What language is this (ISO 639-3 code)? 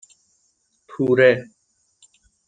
fas